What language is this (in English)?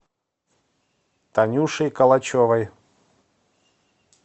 Russian